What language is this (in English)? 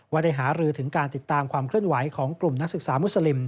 Thai